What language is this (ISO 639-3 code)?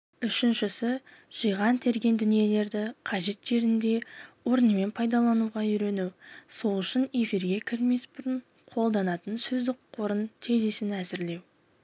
kaz